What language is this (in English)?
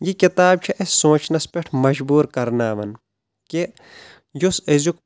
Kashmiri